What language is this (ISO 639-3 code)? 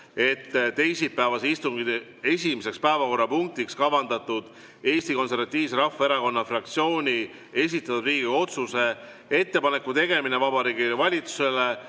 est